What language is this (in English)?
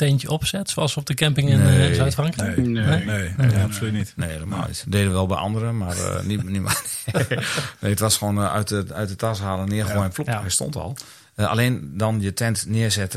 Dutch